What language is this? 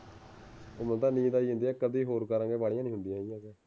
Punjabi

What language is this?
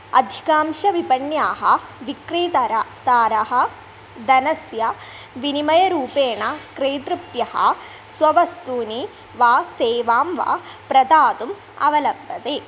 Sanskrit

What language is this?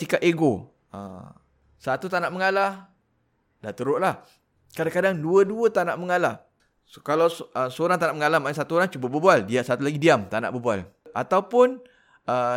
Malay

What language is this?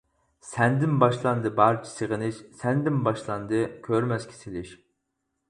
Uyghur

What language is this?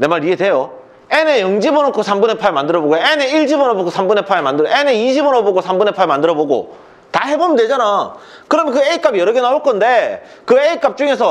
Korean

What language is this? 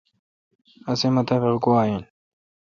Kalkoti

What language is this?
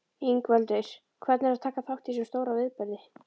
Icelandic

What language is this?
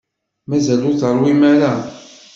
Kabyle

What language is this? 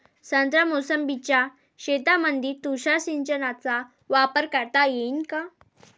Marathi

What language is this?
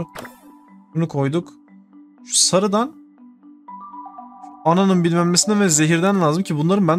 Turkish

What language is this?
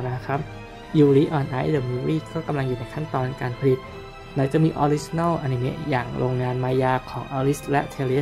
Thai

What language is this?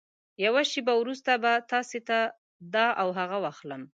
Pashto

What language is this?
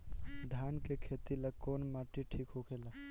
Bhojpuri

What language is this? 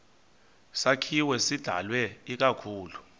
Xhosa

